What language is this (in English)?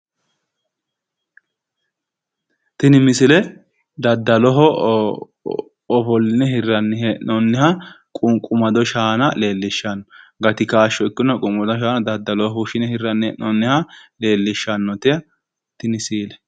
Sidamo